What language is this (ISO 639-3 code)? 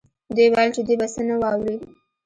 pus